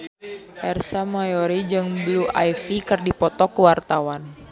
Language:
Sundanese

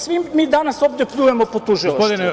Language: Serbian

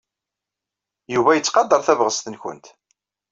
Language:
Kabyle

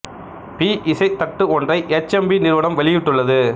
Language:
Tamil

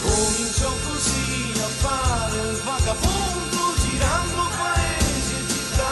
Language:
Italian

